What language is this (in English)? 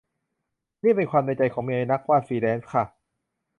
Thai